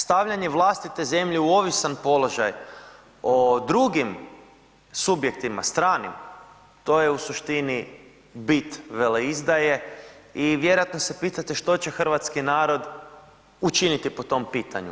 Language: Croatian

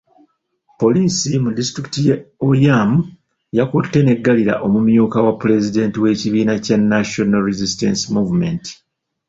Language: Ganda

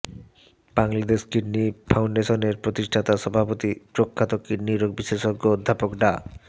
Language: Bangla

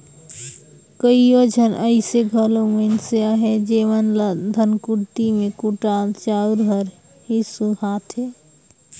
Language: Chhattisgarhi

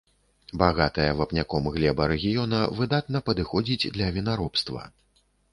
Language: Belarusian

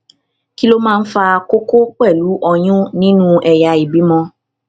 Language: Yoruba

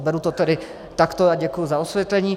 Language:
Czech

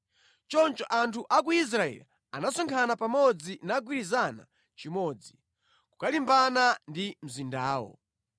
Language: Nyanja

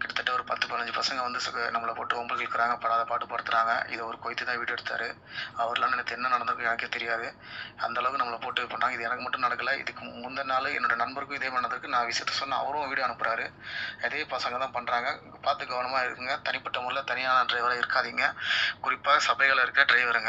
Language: Arabic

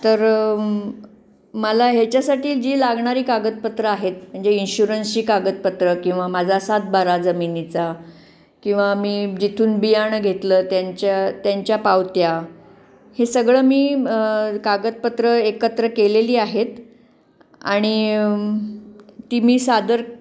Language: Marathi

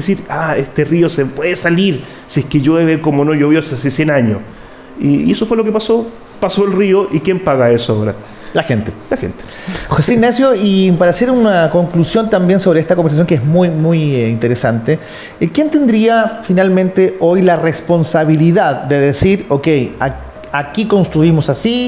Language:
Spanish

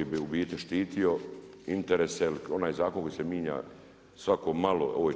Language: Croatian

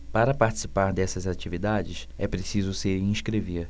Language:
Portuguese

